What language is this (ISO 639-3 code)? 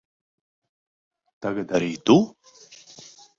lav